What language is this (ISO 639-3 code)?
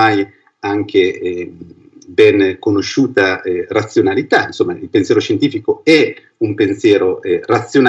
ita